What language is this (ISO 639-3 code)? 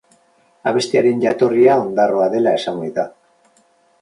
eus